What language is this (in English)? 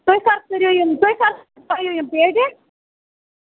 Kashmiri